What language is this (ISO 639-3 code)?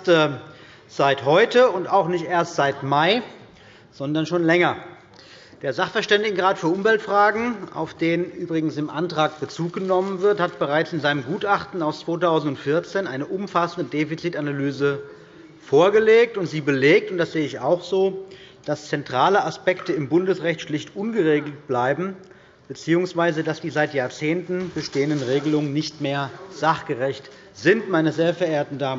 deu